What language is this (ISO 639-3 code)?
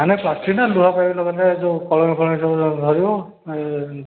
ori